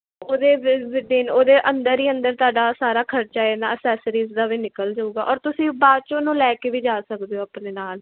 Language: Punjabi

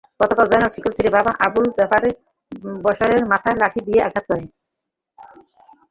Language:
Bangla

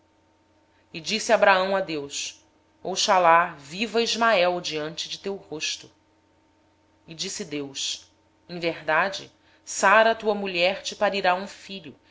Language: Portuguese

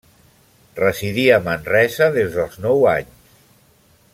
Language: Catalan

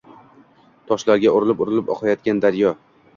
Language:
Uzbek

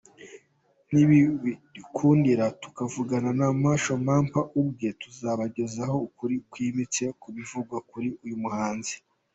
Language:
Kinyarwanda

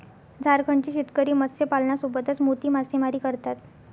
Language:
Marathi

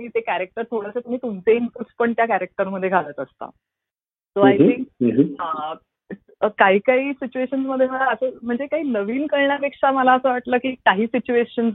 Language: Marathi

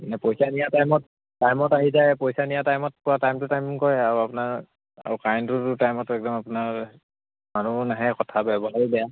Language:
Assamese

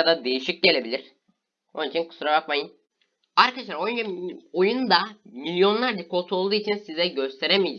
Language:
Turkish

